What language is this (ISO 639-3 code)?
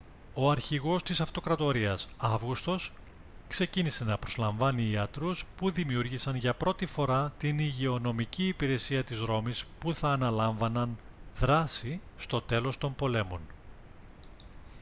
ell